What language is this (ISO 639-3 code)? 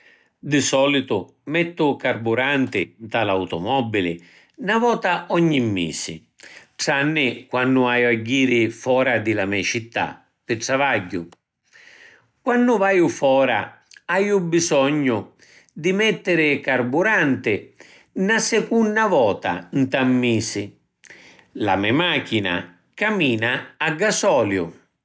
scn